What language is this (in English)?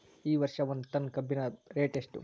Kannada